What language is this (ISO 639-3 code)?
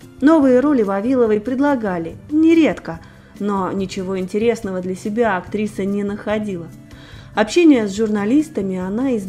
rus